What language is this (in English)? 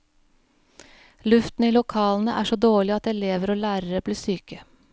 Norwegian